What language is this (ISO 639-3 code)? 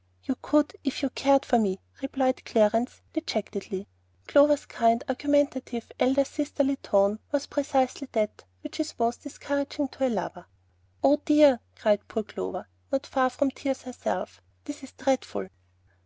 eng